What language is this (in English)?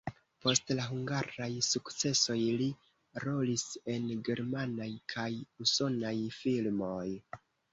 Esperanto